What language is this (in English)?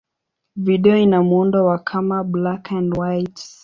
Swahili